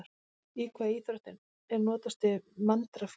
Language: Icelandic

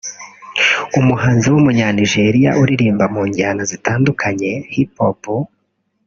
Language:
Kinyarwanda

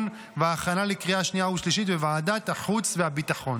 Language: Hebrew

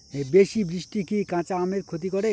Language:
Bangla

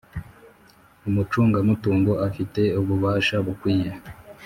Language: Kinyarwanda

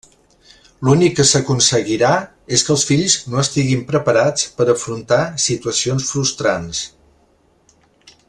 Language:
Catalan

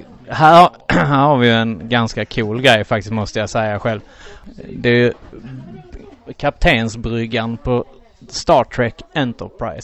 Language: Swedish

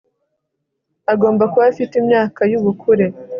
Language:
Kinyarwanda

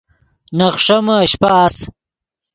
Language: Yidgha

